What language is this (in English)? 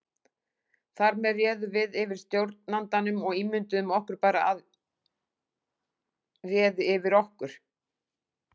Icelandic